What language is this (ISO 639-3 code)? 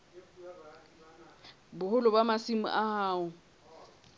sot